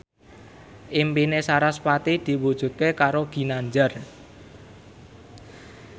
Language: Javanese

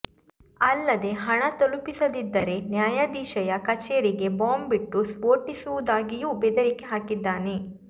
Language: Kannada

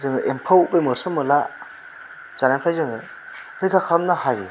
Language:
Bodo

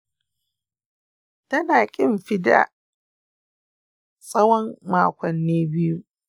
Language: Hausa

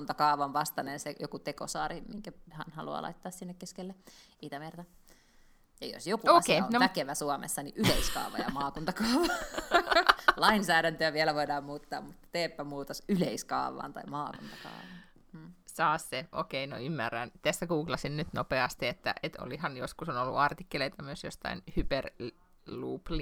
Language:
Finnish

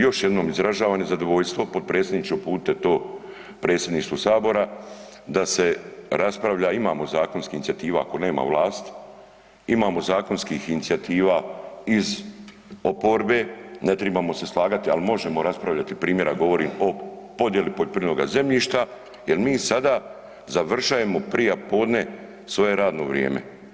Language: Croatian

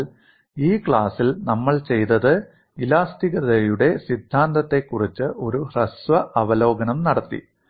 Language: Malayalam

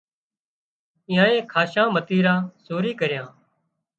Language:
Wadiyara Koli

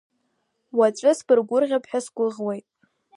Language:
Abkhazian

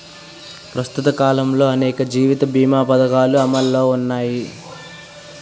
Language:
Telugu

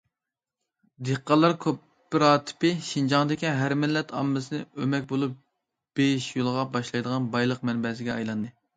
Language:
Uyghur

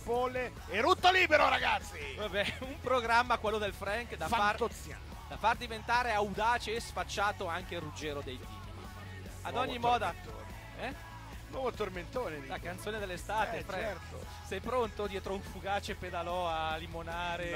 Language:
Italian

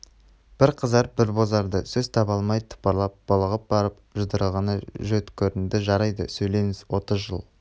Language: Kazakh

